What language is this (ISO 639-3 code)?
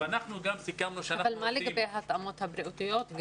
heb